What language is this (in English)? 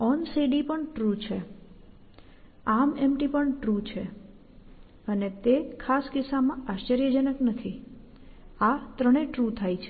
Gujarati